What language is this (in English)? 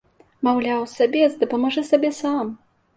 Belarusian